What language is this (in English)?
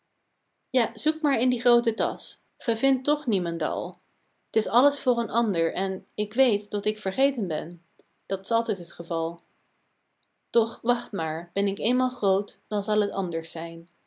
Dutch